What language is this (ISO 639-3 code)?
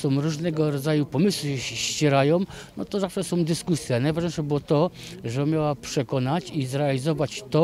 pol